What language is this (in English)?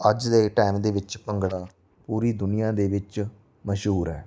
Punjabi